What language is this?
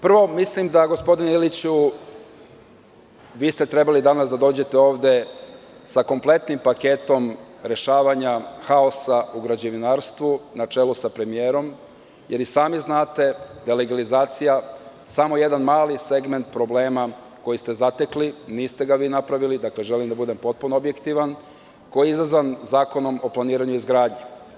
Serbian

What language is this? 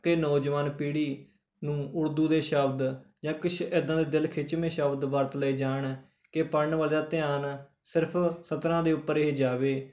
Punjabi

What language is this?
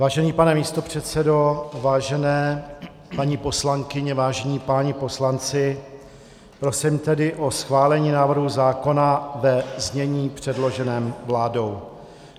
Czech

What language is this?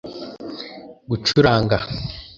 Kinyarwanda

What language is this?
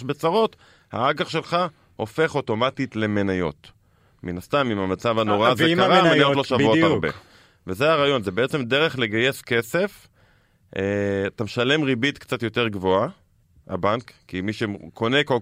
Hebrew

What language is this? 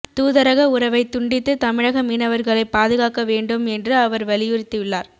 Tamil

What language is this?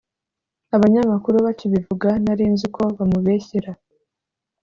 Kinyarwanda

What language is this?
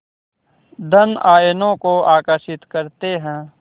Hindi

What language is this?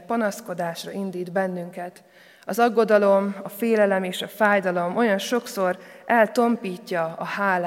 Hungarian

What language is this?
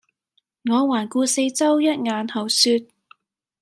Cantonese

